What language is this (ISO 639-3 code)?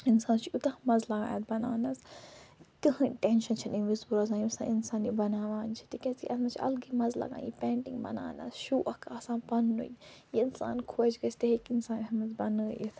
kas